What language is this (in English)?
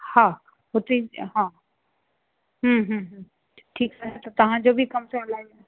Sindhi